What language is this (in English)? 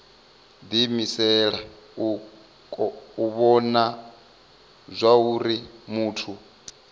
Venda